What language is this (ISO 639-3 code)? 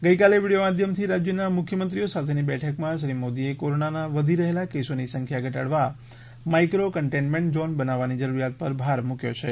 guj